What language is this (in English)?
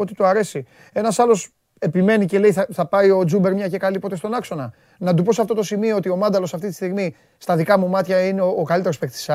Greek